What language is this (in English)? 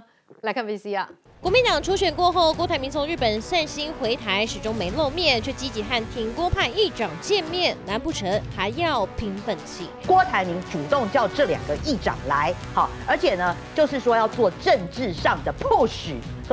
Chinese